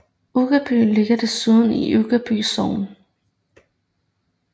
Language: Danish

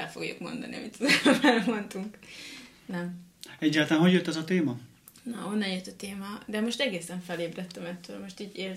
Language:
Hungarian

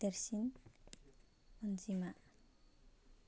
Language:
Bodo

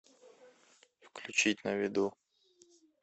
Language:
Russian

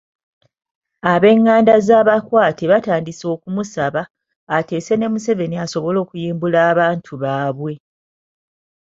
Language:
Ganda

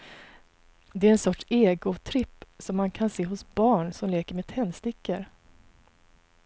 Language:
Swedish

